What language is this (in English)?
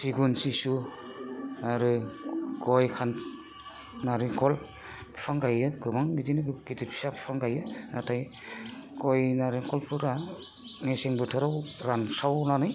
Bodo